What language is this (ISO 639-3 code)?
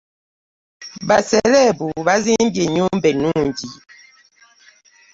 lug